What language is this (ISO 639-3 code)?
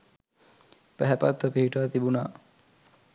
sin